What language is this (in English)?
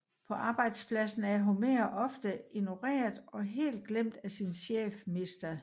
Danish